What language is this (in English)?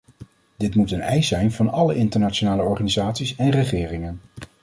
Dutch